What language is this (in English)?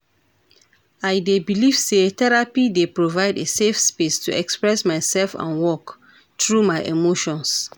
Nigerian Pidgin